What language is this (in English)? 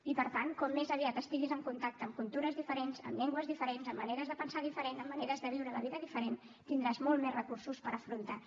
Catalan